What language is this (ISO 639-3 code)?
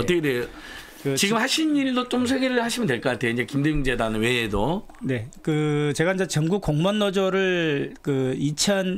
kor